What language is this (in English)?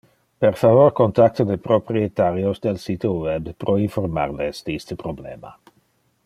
Interlingua